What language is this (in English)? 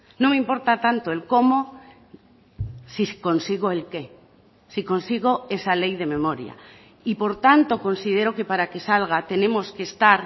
Spanish